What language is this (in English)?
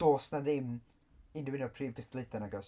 Welsh